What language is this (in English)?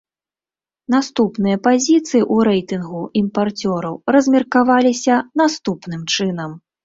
Belarusian